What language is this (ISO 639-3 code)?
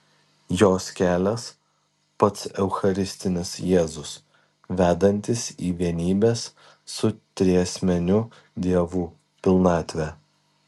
lit